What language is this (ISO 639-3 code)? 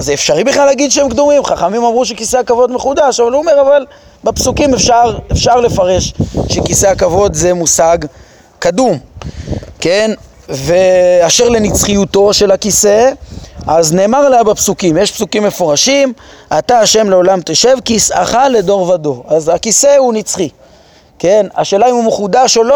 heb